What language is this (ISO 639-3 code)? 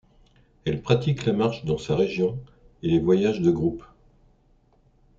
fra